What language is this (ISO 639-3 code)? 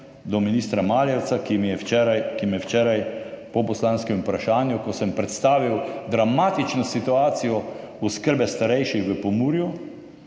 slv